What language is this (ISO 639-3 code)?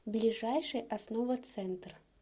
rus